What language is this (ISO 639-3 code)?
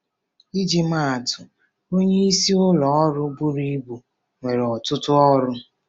ibo